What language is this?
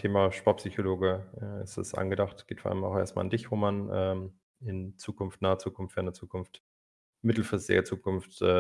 German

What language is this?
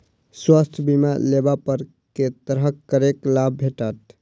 Maithili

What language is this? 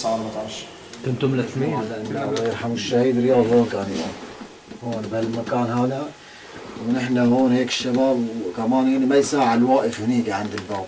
Arabic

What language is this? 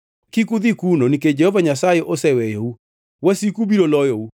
Luo (Kenya and Tanzania)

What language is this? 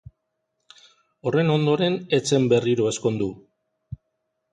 Basque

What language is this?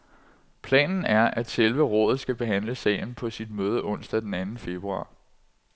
Danish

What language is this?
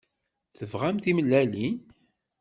Kabyle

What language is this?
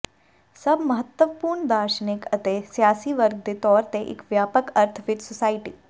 Punjabi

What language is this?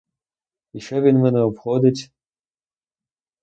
Ukrainian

